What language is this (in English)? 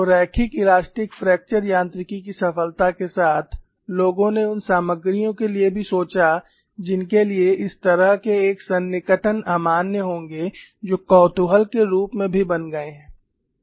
Hindi